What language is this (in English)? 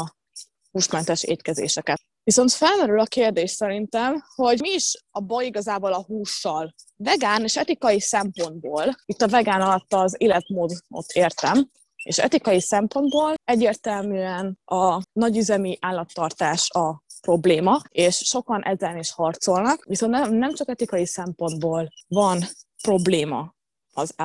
Hungarian